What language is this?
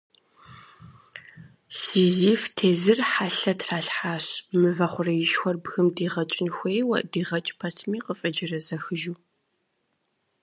Kabardian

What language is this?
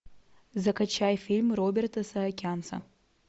Russian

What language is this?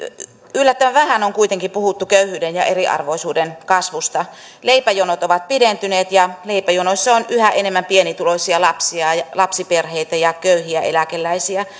Finnish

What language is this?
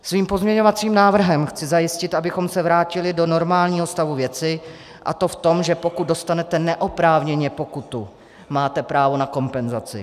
Czech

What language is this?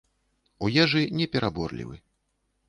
Belarusian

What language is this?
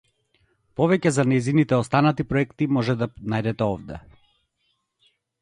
Macedonian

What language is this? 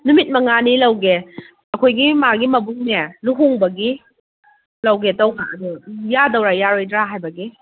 Manipuri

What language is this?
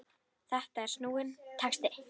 Icelandic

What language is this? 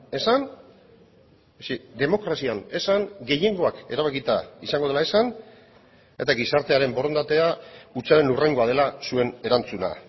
Basque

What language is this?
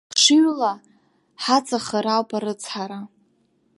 Abkhazian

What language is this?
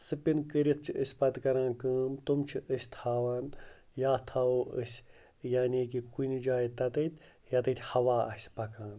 Kashmiri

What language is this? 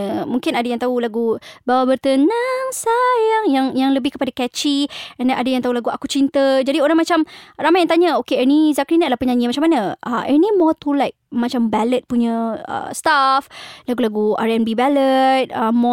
Malay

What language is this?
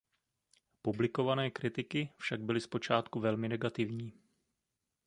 Czech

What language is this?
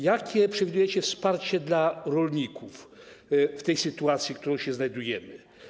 Polish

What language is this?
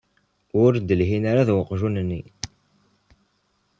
Kabyle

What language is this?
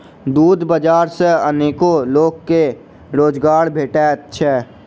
Maithili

